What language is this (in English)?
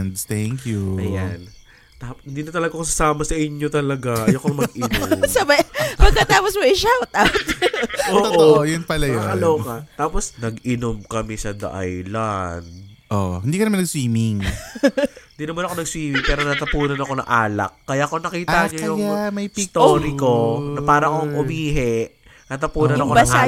Filipino